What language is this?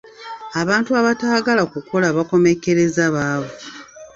Ganda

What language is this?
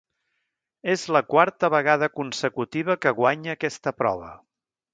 Catalan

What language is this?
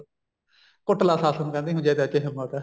Punjabi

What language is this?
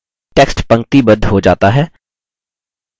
Hindi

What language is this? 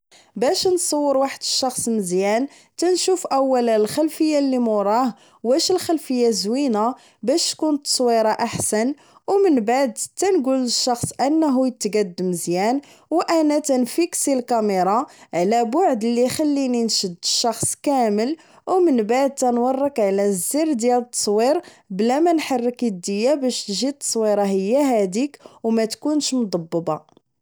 Moroccan Arabic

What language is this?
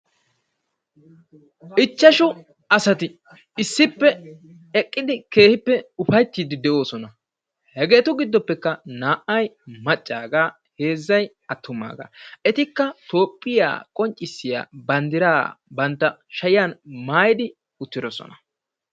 Wolaytta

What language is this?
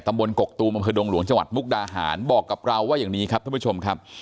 Thai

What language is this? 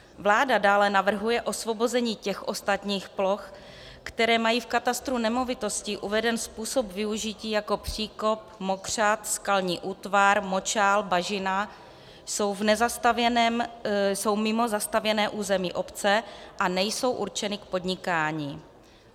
Czech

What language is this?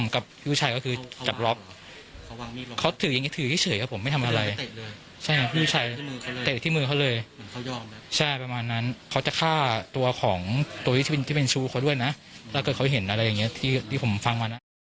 Thai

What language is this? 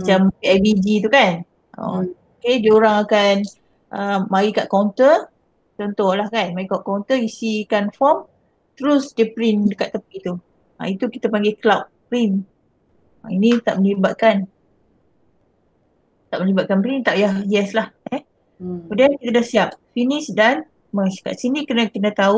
Malay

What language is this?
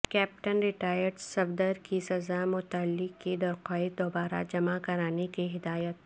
Urdu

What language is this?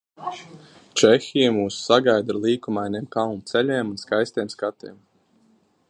Latvian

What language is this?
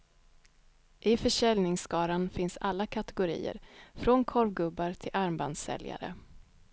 Swedish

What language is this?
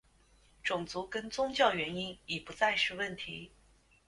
Chinese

